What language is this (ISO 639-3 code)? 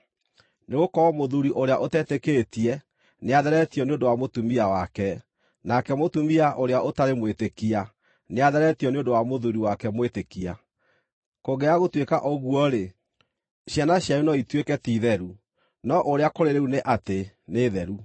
kik